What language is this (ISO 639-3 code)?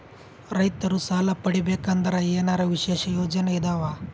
kan